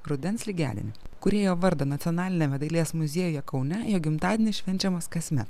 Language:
Lithuanian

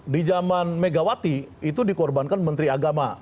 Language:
Indonesian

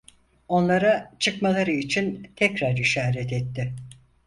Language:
Turkish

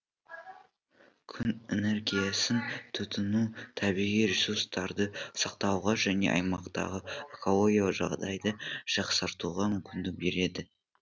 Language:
Kazakh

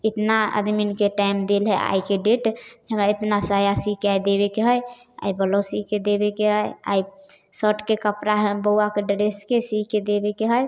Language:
Maithili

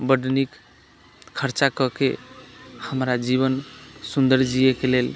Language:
Maithili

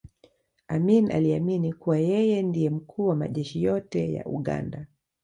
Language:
Swahili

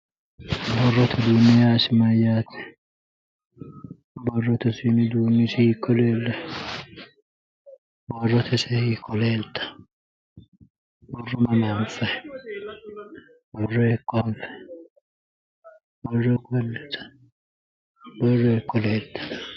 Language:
Sidamo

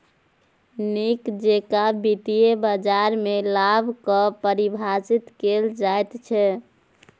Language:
Maithili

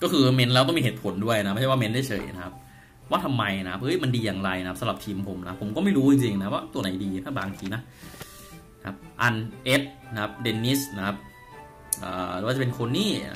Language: Thai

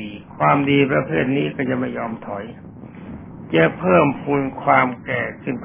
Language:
Thai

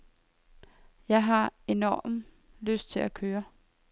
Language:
Danish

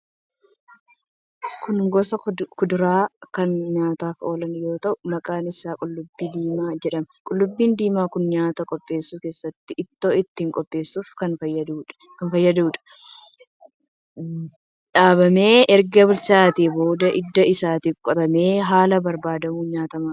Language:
Oromo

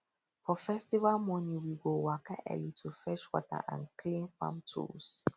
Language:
Nigerian Pidgin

